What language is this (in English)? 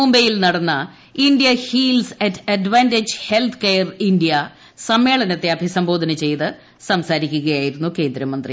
Malayalam